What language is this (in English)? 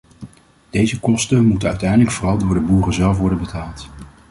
Dutch